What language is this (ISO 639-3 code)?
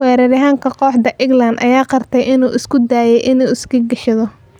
som